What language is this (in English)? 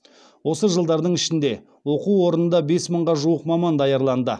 Kazakh